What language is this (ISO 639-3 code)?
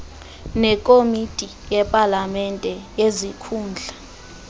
xho